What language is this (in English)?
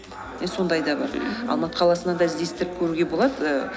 Kazakh